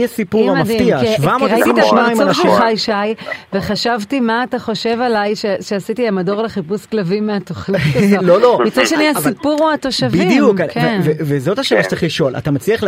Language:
Hebrew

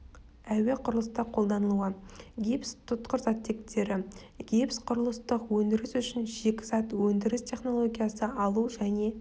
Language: Kazakh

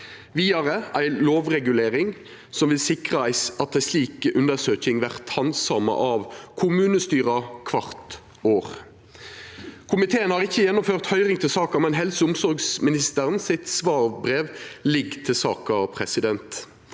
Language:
Norwegian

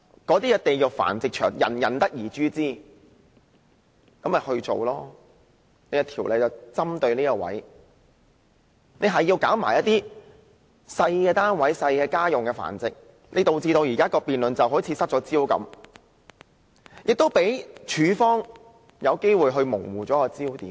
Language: Cantonese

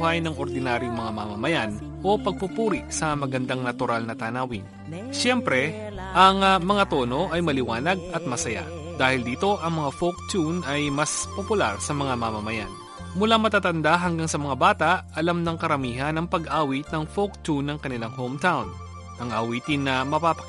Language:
Filipino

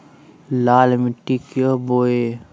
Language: Magahi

